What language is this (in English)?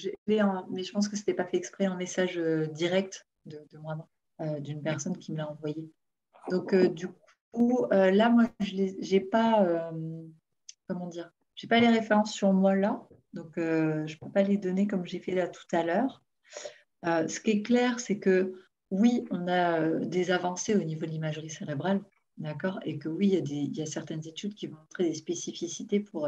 French